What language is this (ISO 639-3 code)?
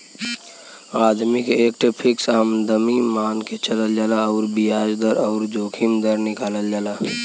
bho